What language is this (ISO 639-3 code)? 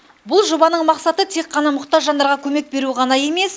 kaz